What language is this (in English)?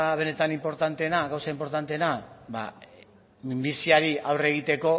Basque